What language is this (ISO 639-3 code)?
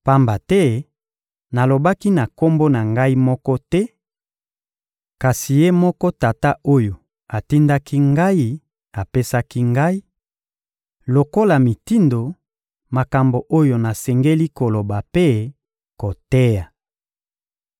lin